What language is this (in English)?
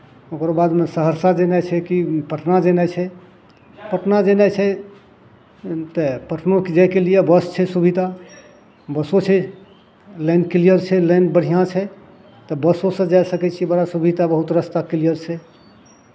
Maithili